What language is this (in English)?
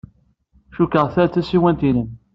Kabyle